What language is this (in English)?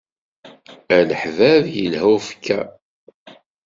Kabyle